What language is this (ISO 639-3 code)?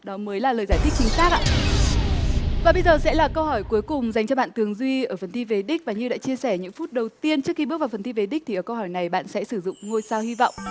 vie